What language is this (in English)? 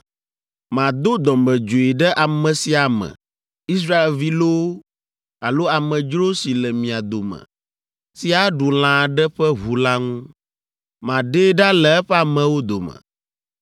Ewe